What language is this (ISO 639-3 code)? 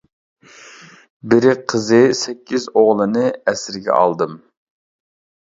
uig